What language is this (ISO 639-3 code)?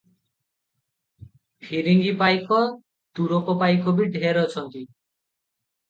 ori